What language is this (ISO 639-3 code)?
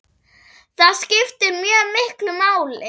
isl